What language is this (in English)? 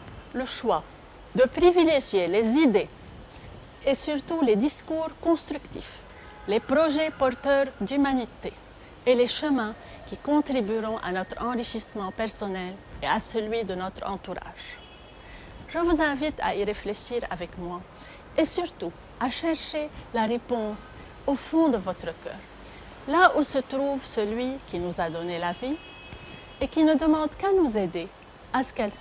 French